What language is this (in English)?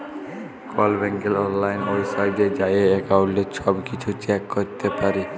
Bangla